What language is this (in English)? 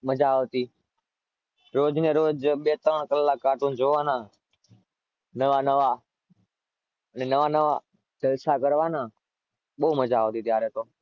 Gujarati